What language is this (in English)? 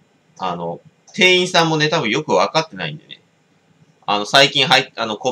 Japanese